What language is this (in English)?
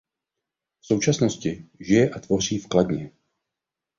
Czech